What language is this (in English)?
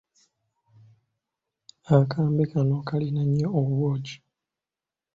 Ganda